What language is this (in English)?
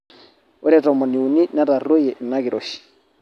Masai